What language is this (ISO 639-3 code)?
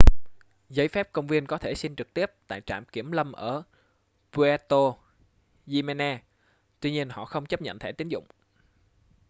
vie